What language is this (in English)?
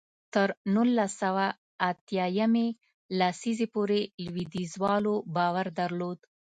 Pashto